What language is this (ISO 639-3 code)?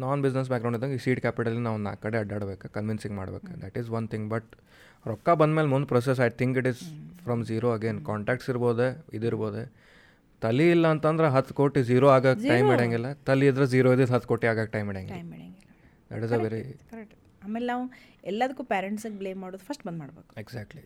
kan